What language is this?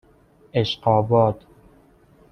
Persian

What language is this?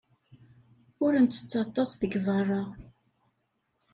Kabyle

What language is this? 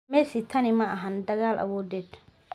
Somali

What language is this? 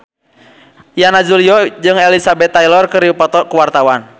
Sundanese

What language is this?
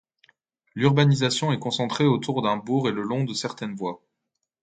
French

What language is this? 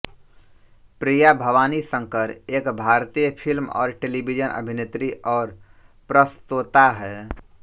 Hindi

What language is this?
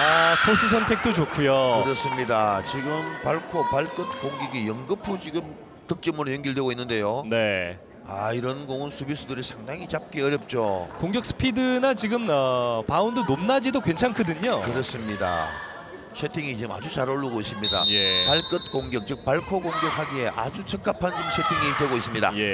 Korean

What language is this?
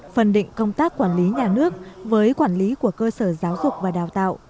Vietnamese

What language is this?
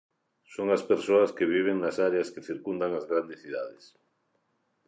Galician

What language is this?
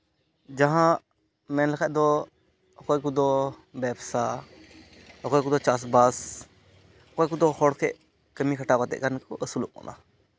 Santali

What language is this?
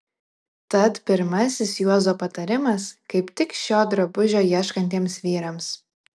Lithuanian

